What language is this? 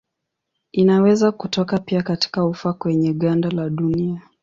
Swahili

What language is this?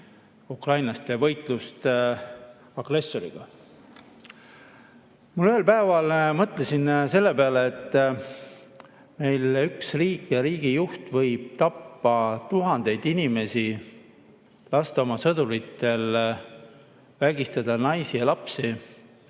Estonian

